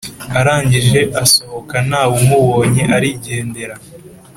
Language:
Kinyarwanda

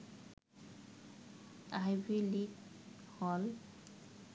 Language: Bangla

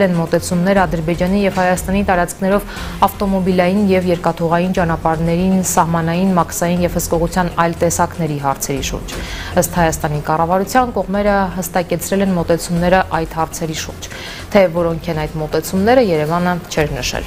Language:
Romanian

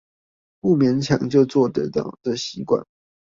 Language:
Chinese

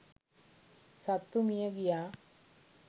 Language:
Sinhala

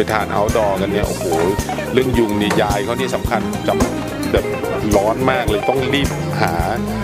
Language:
Thai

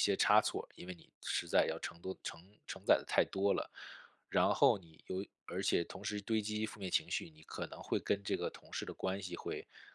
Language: Chinese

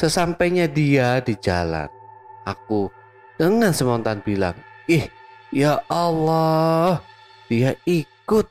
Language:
Indonesian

